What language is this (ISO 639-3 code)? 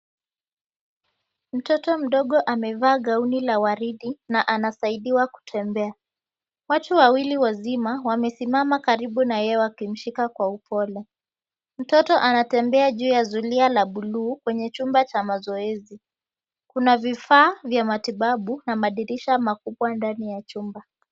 swa